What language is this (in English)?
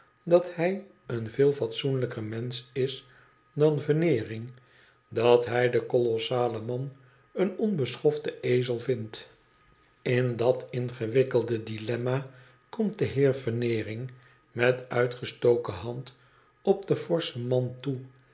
Dutch